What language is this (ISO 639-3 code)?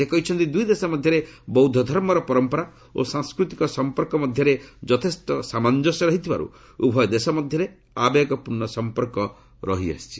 ori